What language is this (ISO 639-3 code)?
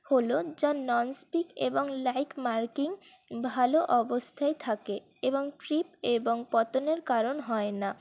ben